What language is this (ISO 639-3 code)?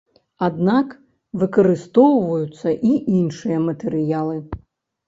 bel